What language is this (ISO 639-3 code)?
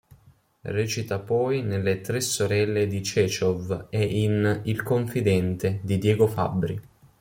ita